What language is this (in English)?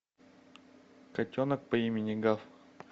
Russian